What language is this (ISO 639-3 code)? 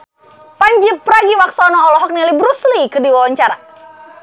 sun